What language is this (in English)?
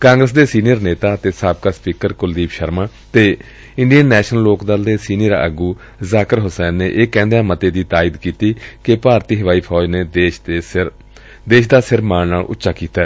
Punjabi